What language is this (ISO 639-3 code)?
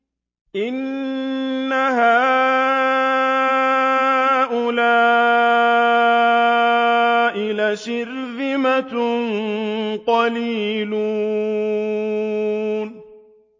ara